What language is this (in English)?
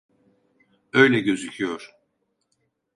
Turkish